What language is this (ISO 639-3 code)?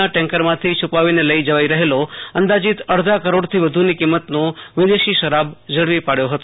guj